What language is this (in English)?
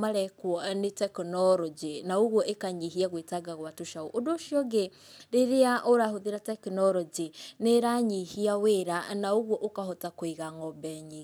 Kikuyu